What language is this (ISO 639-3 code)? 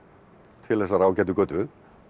isl